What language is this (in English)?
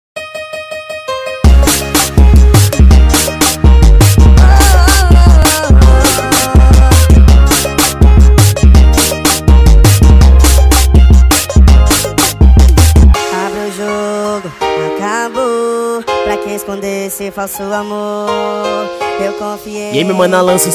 Indonesian